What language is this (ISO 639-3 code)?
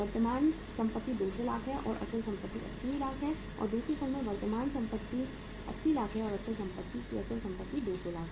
hin